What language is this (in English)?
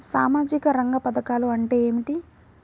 Telugu